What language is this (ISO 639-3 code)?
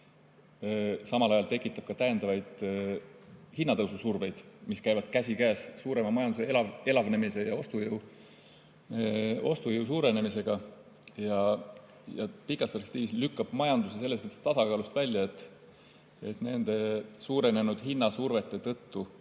est